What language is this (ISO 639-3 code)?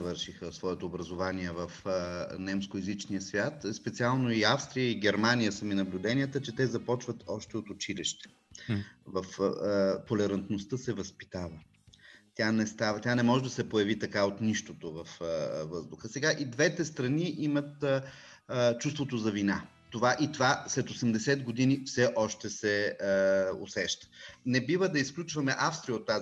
bul